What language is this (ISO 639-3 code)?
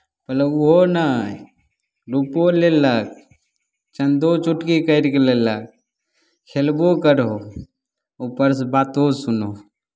mai